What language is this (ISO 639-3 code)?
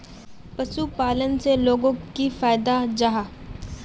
mag